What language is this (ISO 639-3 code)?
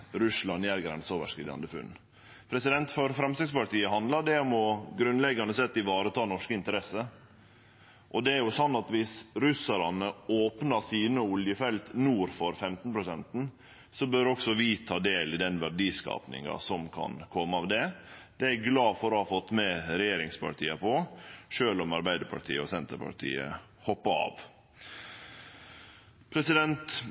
nno